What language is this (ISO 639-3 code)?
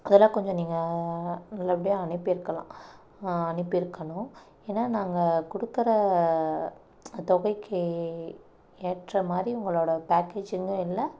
tam